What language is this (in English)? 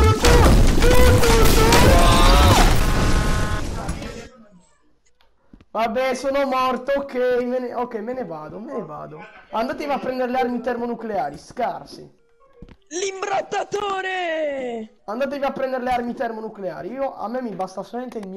Italian